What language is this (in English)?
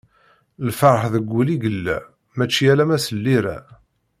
Kabyle